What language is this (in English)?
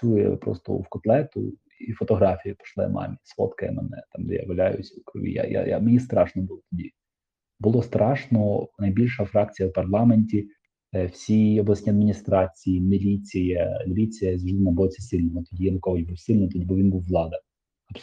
Ukrainian